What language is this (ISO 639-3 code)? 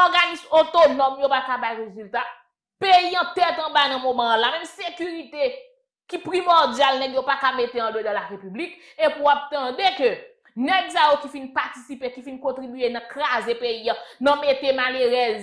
fra